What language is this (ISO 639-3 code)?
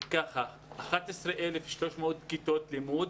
heb